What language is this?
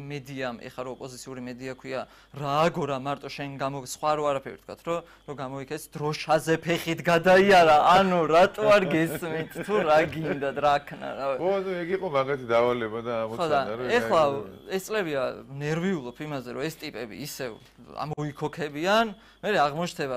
Turkish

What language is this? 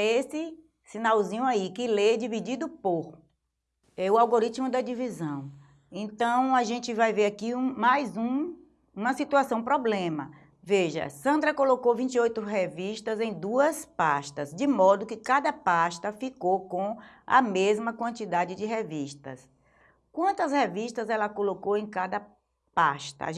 Portuguese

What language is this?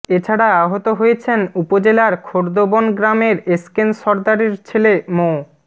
Bangla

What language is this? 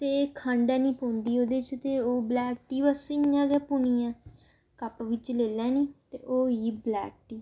Dogri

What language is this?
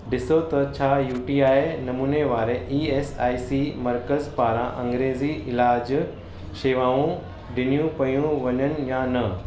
Sindhi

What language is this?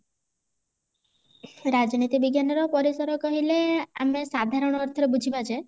Odia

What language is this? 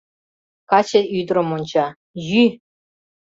Mari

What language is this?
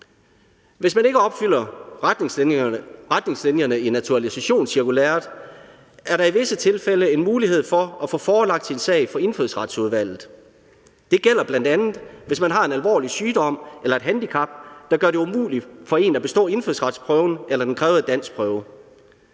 Danish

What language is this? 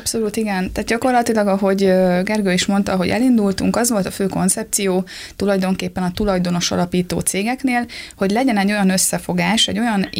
Hungarian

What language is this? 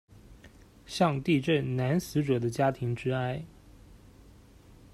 Chinese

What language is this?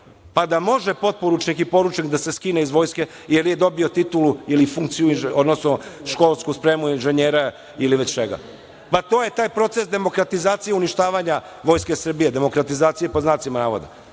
Serbian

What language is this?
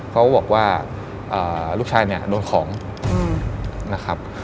Thai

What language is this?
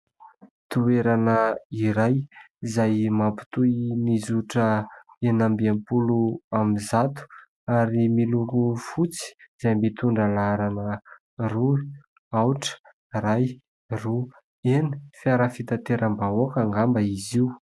Malagasy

